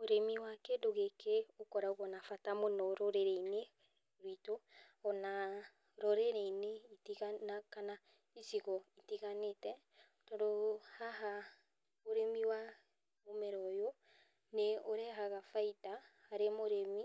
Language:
Kikuyu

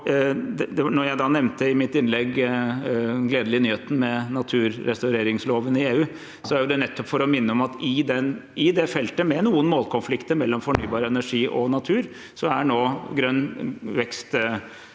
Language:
Norwegian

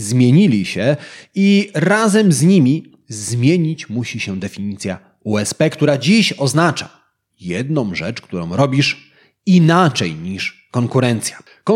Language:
Polish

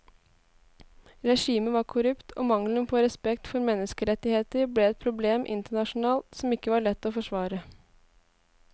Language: Norwegian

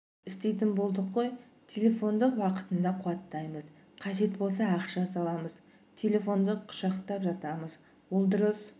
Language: Kazakh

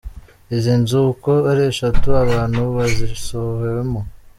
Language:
Kinyarwanda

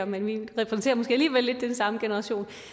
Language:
Danish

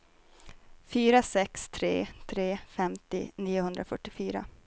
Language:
Swedish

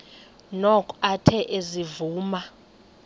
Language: Xhosa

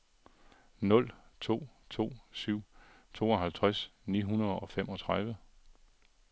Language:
Danish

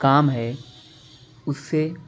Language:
Urdu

